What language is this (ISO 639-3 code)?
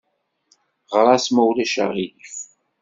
kab